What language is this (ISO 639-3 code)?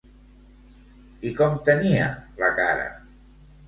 cat